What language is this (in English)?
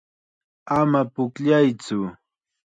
Chiquián Ancash Quechua